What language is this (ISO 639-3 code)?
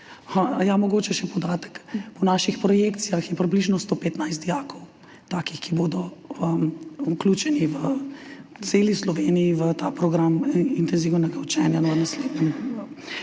slv